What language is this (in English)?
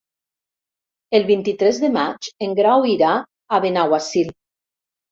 Catalan